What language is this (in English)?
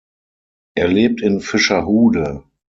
German